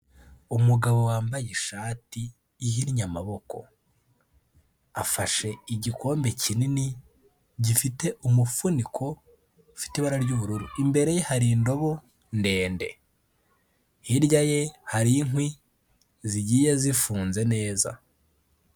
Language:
Kinyarwanda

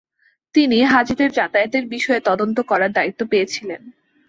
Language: Bangla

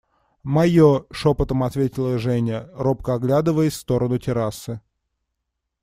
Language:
Russian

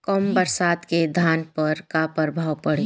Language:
Bhojpuri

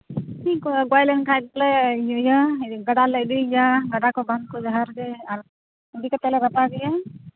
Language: Santali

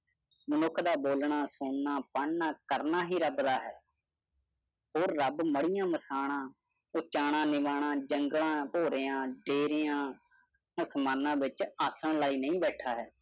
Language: Punjabi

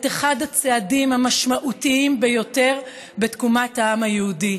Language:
Hebrew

